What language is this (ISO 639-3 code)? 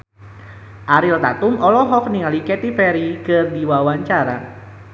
sun